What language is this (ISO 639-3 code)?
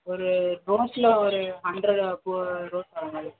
tam